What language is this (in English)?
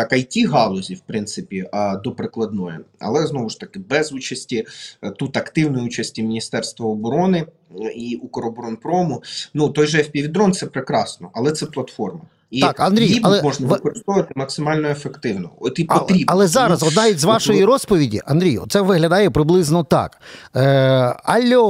Ukrainian